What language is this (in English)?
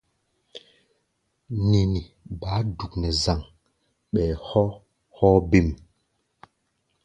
Gbaya